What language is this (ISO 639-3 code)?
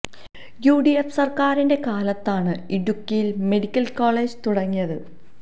mal